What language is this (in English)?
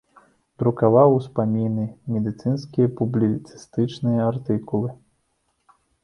Belarusian